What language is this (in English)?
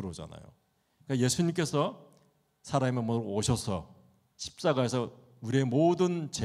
Korean